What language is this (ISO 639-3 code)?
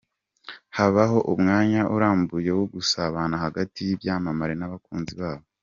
kin